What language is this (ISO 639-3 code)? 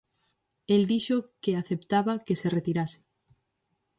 glg